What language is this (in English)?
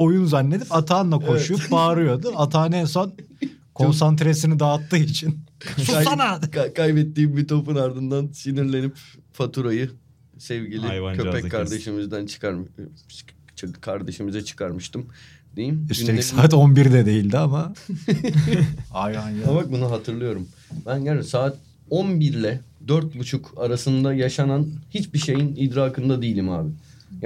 Turkish